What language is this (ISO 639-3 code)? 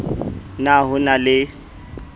sot